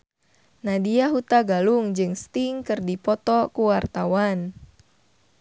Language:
Sundanese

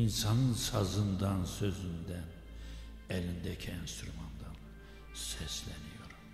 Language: Turkish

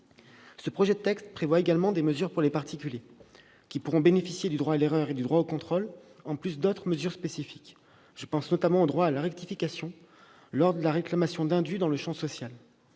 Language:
French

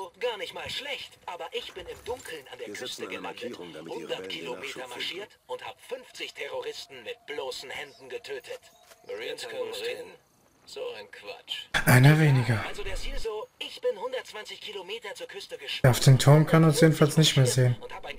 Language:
German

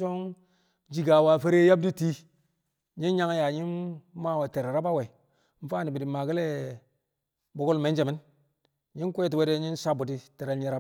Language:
Kamo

